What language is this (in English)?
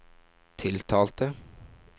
Norwegian